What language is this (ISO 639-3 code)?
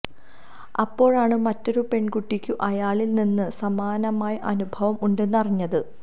mal